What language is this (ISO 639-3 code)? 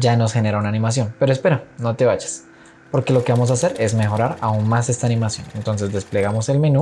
spa